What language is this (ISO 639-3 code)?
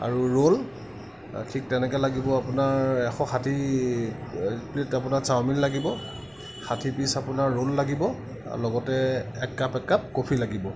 asm